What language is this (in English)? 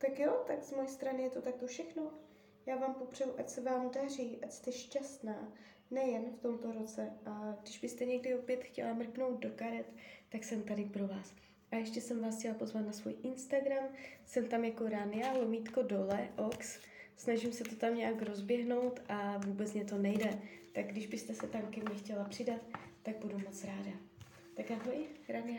Czech